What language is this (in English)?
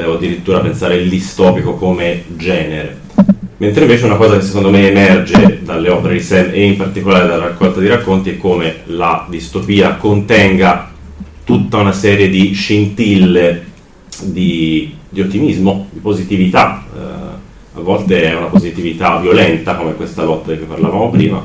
Italian